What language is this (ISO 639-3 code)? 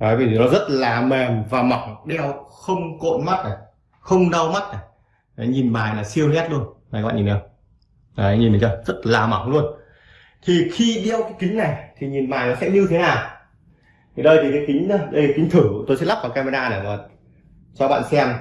vie